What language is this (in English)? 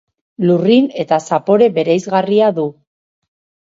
Basque